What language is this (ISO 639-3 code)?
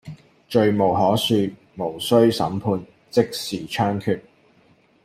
yue